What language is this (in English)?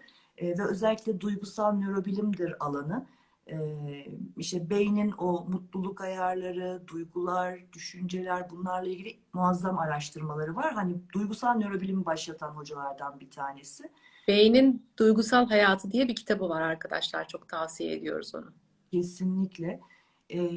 Turkish